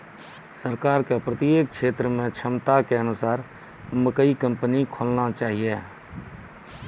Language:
Maithili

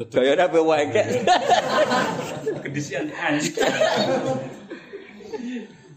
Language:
Indonesian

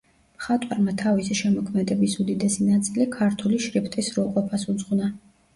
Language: Georgian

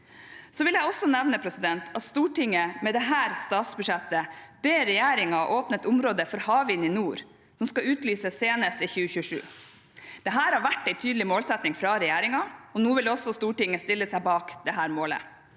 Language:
Norwegian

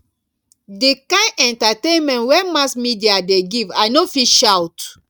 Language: Nigerian Pidgin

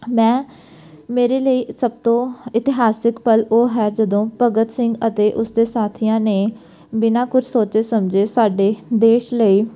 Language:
Punjabi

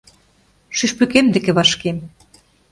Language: Mari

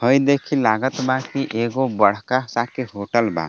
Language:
Bhojpuri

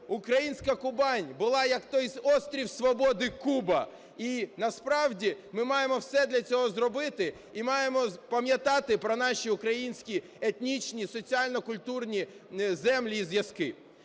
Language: Ukrainian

